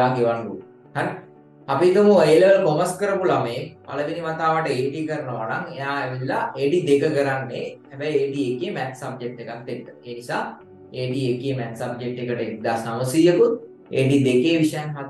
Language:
Indonesian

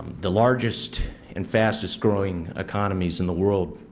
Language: English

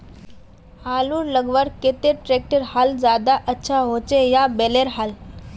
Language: Magahi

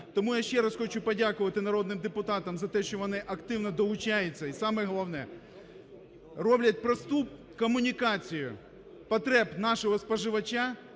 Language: Ukrainian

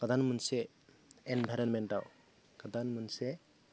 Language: Bodo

